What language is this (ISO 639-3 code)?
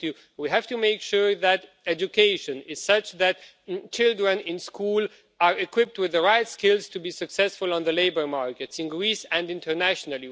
eng